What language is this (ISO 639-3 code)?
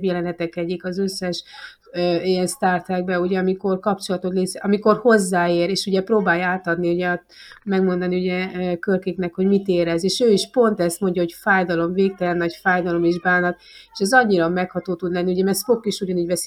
hun